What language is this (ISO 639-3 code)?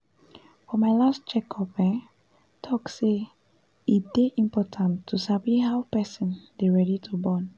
pcm